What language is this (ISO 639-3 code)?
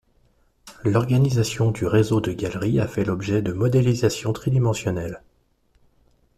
fra